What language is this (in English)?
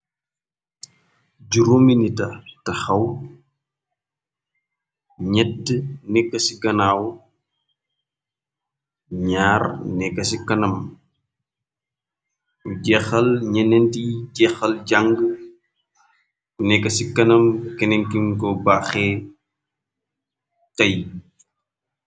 Wolof